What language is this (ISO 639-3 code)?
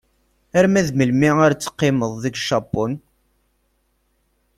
kab